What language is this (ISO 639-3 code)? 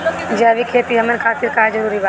bho